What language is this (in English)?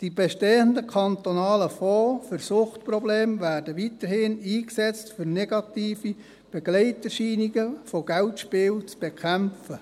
Swiss German